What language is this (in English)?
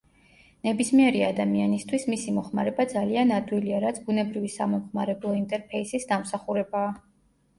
Georgian